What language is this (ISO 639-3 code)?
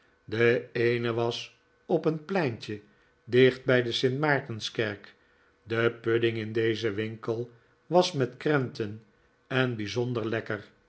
nld